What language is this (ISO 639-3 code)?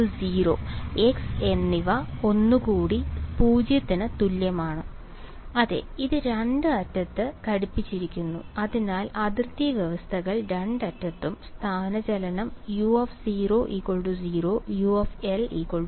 mal